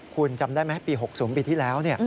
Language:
Thai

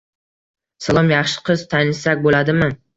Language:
Uzbek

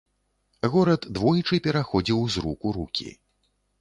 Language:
Belarusian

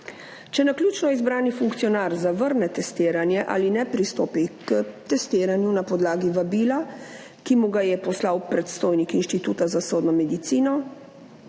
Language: Slovenian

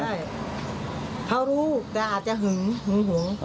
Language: Thai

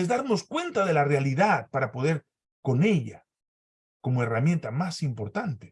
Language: Spanish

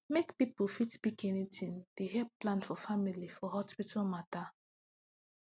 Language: Nigerian Pidgin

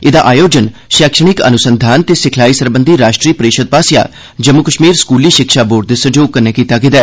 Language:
Dogri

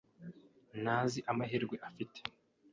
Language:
Kinyarwanda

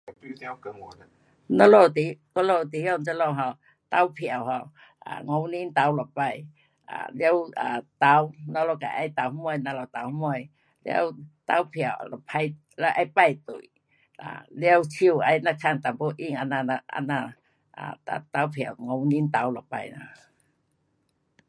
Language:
Pu-Xian Chinese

